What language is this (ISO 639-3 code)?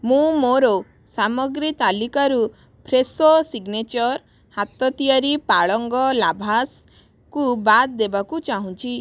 ori